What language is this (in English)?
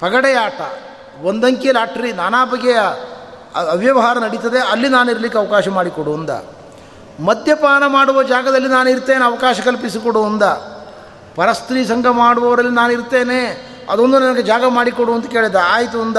Kannada